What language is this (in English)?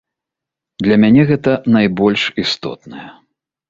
Belarusian